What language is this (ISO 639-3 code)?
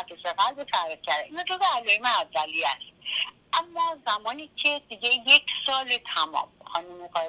fas